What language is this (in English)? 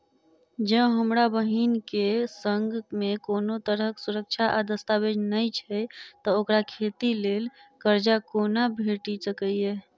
Maithili